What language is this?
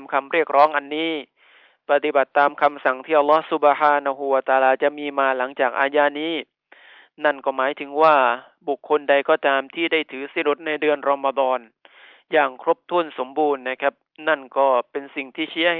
Thai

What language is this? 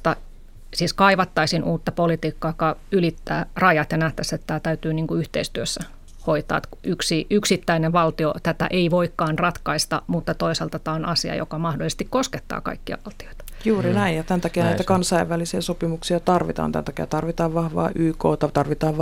Finnish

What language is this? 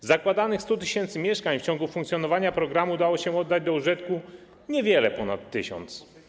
Polish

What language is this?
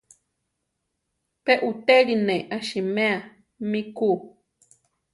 Central Tarahumara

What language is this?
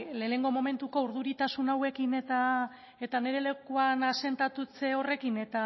Basque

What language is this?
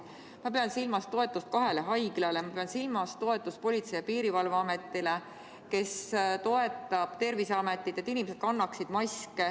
Estonian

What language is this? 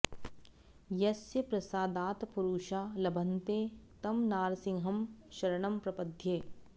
Sanskrit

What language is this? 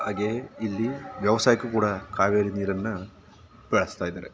Kannada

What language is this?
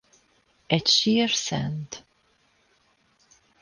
Hungarian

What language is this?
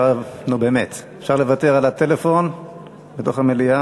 Hebrew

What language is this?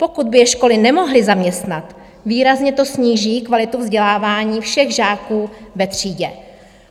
Czech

